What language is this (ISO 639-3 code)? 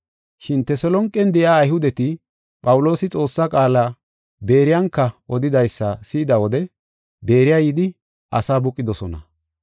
gof